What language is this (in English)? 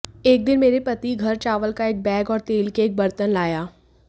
Hindi